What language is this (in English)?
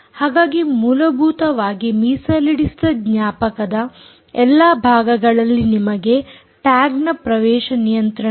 Kannada